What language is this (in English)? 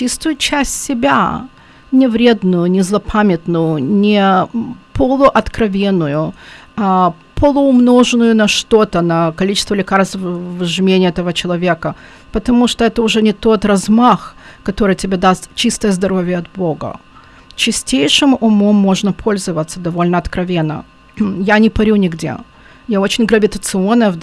Russian